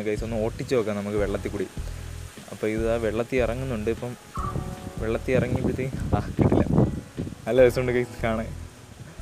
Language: English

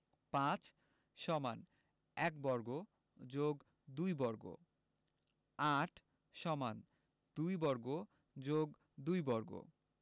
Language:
Bangla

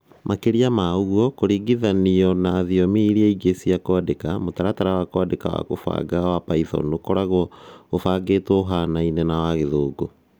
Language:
Kikuyu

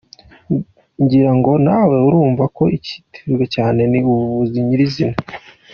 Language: Kinyarwanda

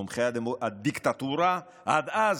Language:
Hebrew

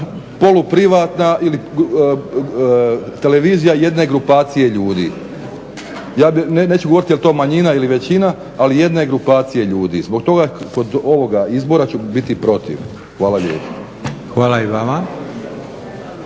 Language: Croatian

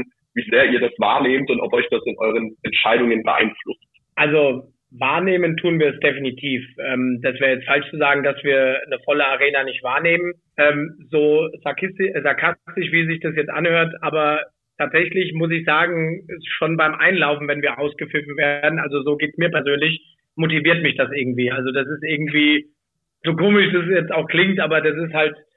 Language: German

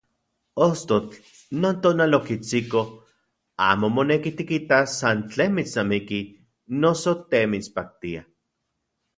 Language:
Central Puebla Nahuatl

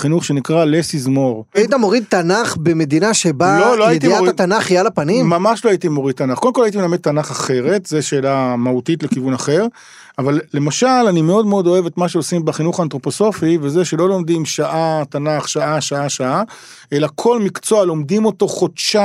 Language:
Hebrew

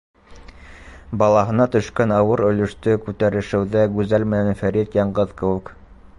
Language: Bashkir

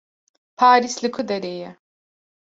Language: Kurdish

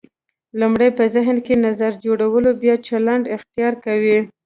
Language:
Pashto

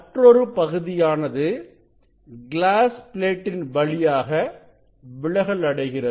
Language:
Tamil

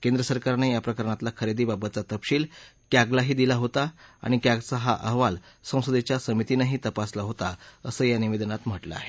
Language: Marathi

